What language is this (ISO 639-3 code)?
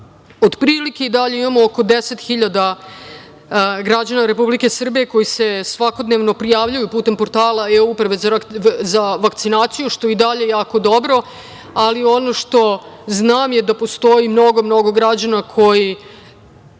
srp